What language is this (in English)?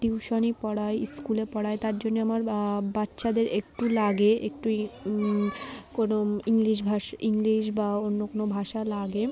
Bangla